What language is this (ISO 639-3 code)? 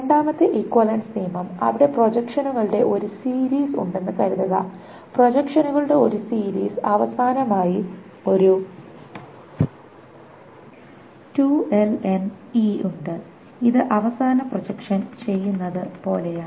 mal